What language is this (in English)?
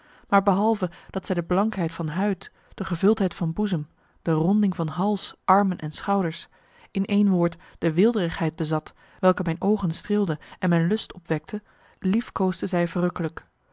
Dutch